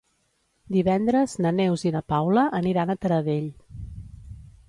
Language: Catalan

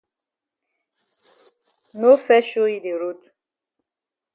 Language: Cameroon Pidgin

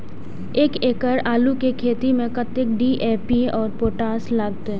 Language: Maithili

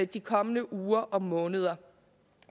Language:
Danish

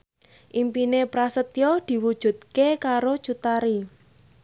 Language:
Javanese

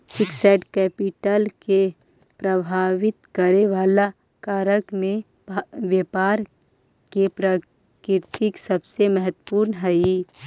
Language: Magahi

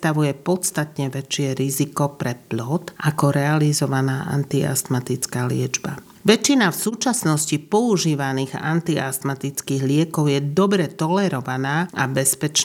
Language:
Slovak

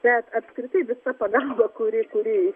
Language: Lithuanian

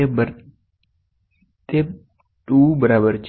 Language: Gujarati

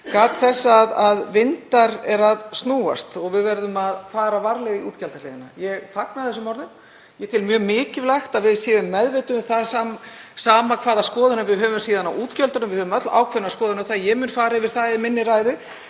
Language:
Icelandic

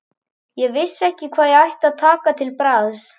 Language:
Icelandic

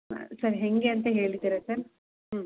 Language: Kannada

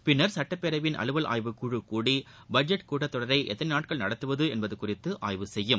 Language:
Tamil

